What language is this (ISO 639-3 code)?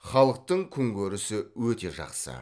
kaz